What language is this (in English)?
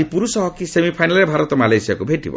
Odia